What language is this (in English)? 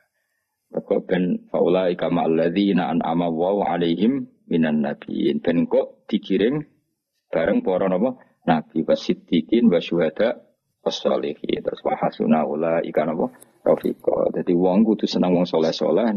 Malay